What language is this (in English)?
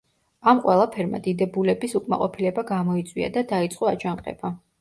Georgian